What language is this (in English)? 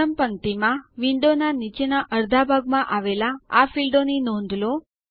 Gujarati